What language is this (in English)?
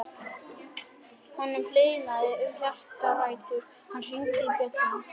Icelandic